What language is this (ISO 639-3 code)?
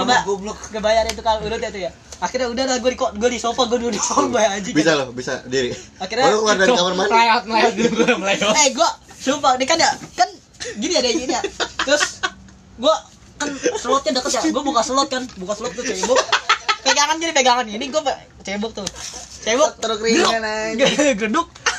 ind